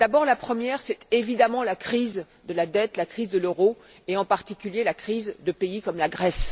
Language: French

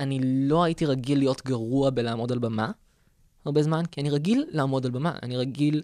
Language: Hebrew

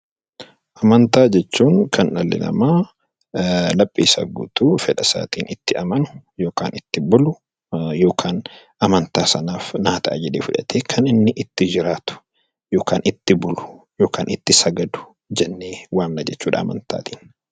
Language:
Oromo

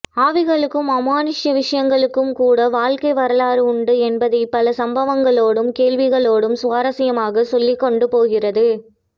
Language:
Tamil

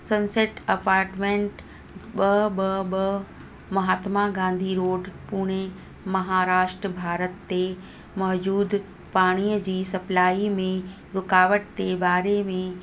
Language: Sindhi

